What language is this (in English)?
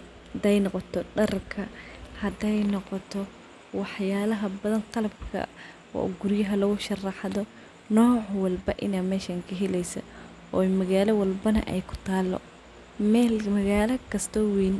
Somali